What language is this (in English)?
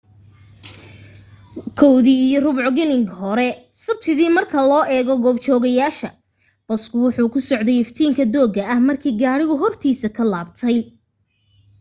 Somali